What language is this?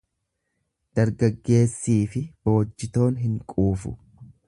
Oromo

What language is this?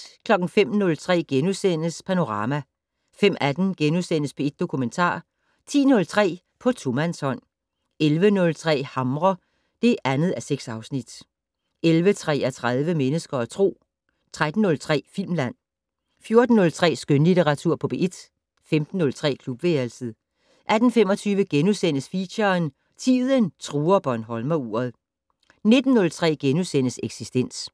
Danish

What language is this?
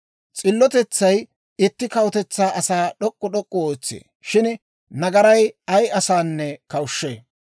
Dawro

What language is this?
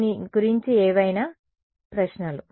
Telugu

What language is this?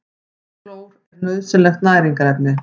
Icelandic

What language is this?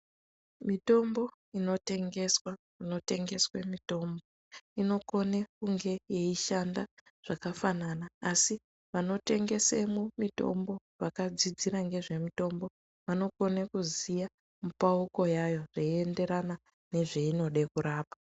Ndau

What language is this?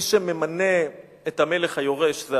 Hebrew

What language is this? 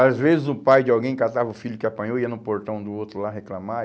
Portuguese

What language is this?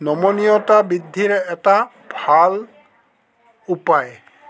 Assamese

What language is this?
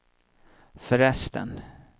Swedish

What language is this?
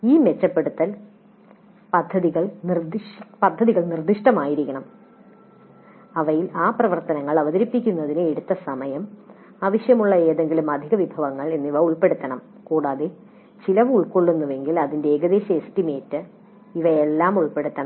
Malayalam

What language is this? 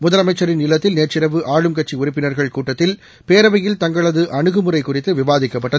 Tamil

